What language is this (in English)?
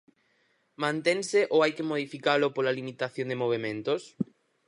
Galician